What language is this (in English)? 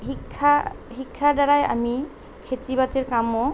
Assamese